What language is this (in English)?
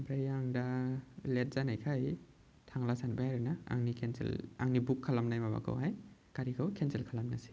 Bodo